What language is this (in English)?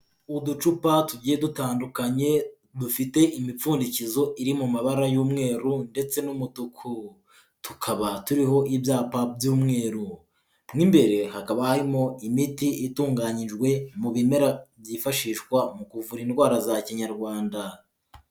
Kinyarwanda